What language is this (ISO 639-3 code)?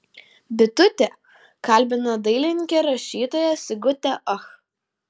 lit